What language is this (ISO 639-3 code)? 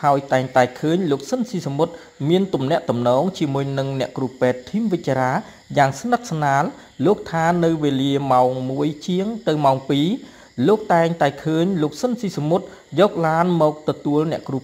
tha